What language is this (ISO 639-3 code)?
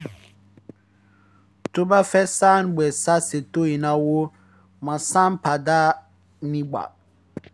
yor